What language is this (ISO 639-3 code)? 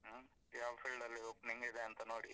kan